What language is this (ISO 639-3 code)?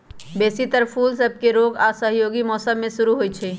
mag